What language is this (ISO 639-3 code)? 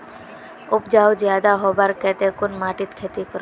mag